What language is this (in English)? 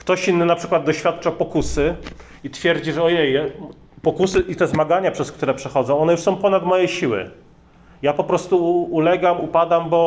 Polish